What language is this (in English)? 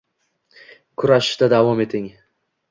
Uzbek